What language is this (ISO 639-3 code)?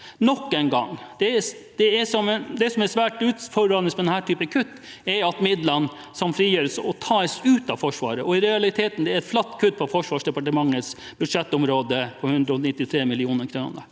nor